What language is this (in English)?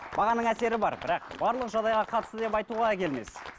Kazakh